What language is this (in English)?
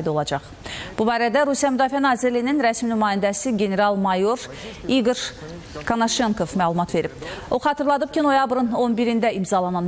Russian